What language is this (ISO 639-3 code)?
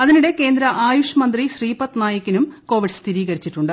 mal